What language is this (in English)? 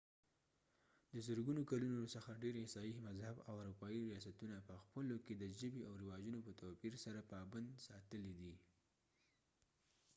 Pashto